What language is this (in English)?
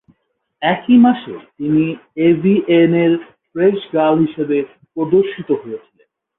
Bangla